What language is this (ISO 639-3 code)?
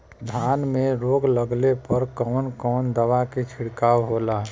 bho